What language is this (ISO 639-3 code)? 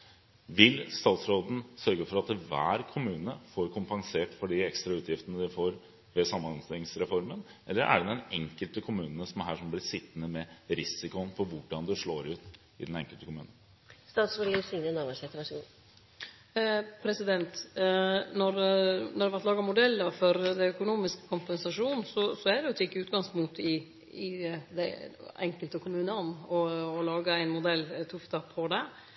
nor